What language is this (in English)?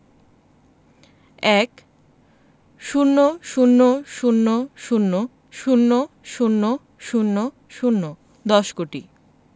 Bangla